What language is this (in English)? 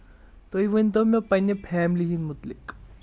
Kashmiri